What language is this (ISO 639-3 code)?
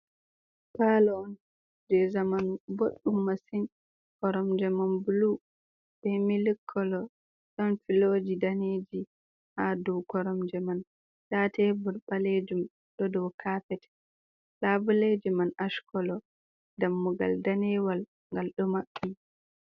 ful